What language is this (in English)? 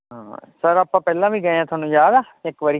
Punjabi